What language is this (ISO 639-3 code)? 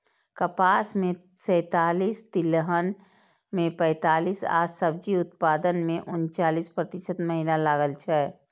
mai